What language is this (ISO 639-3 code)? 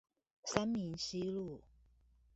zho